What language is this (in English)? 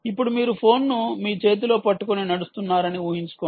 Telugu